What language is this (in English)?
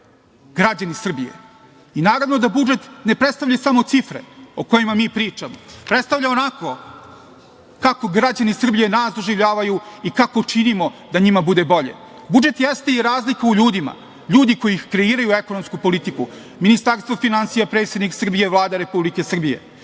Serbian